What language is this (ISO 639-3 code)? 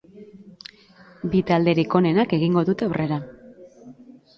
eus